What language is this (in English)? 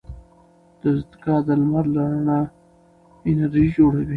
Pashto